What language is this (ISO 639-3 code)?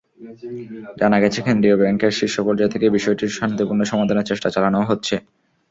ben